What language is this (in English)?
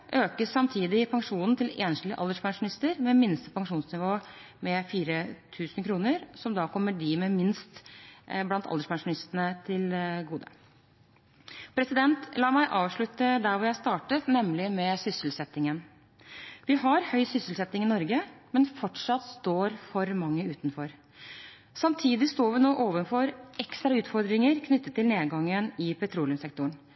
Norwegian Bokmål